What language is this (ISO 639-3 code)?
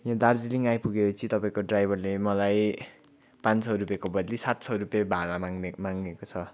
nep